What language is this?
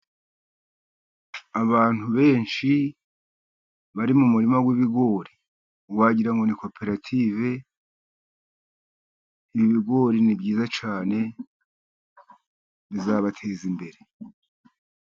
Kinyarwanda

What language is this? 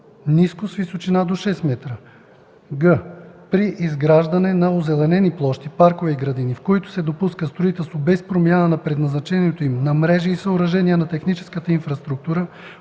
Bulgarian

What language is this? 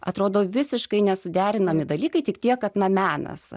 Lithuanian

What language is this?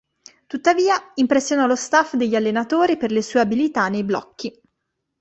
Italian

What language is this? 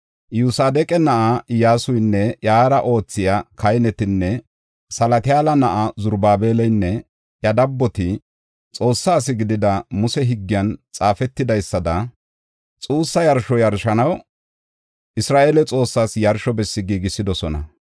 Gofa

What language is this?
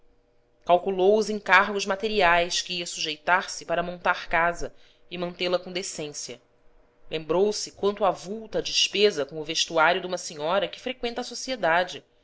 Portuguese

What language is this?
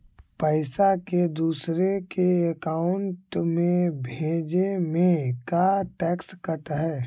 Magahi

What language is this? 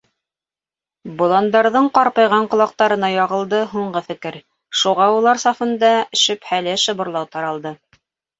Bashkir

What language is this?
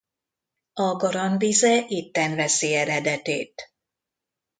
Hungarian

